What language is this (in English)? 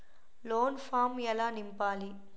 Telugu